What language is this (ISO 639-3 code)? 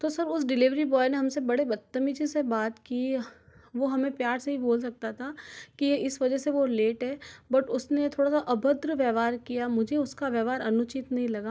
hin